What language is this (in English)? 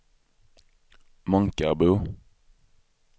Swedish